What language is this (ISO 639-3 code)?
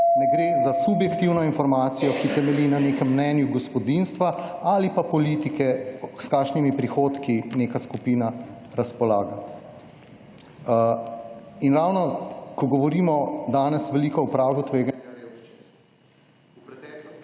slv